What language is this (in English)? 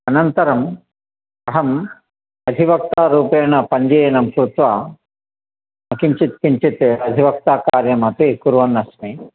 Sanskrit